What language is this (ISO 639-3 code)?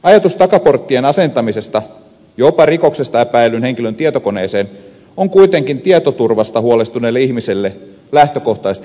fin